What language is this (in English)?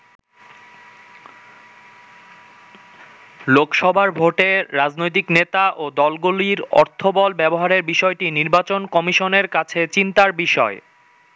Bangla